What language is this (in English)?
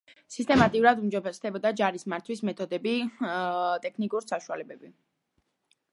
Georgian